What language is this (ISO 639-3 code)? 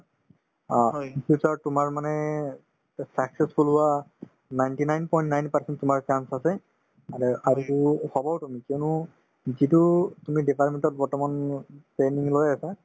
asm